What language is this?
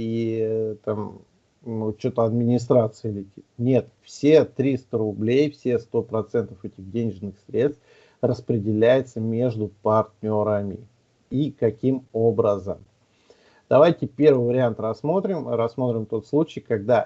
Russian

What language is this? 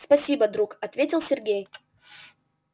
Russian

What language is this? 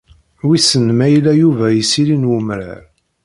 Kabyle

